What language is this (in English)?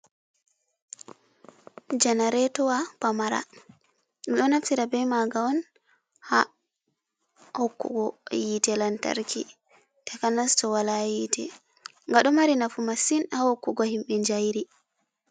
Fula